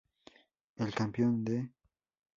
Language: Spanish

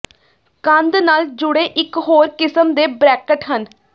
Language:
Punjabi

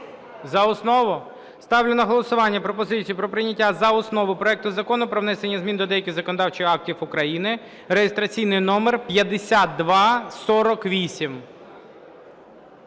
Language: Ukrainian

